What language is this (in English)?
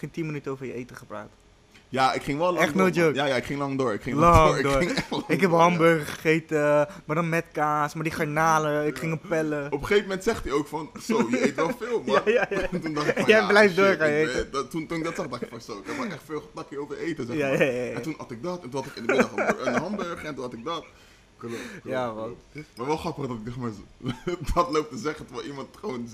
Dutch